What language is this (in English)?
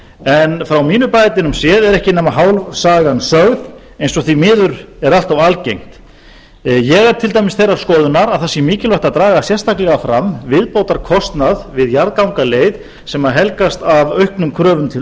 Icelandic